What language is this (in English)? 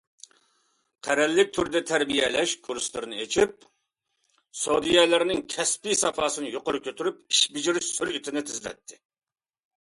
Uyghur